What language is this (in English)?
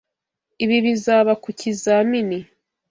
Kinyarwanda